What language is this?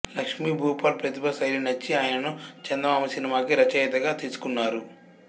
Telugu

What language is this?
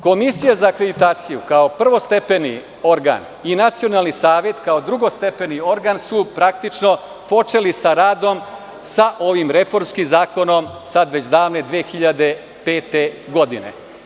Serbian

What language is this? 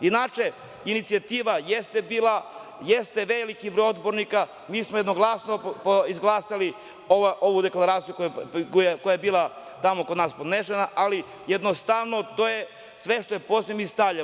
Serbian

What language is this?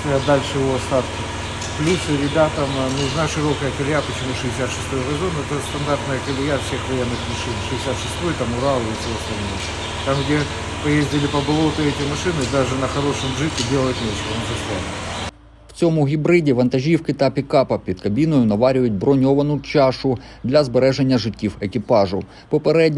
Ukrainian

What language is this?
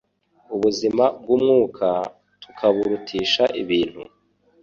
Kinyarwanda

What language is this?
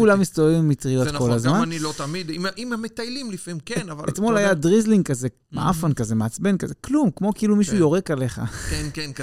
Hebrew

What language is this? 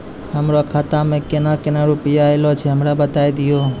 Maithili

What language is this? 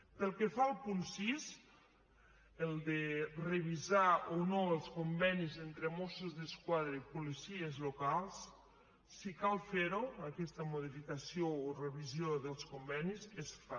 Catalan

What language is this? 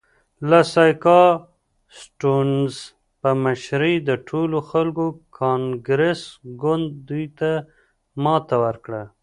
Pashto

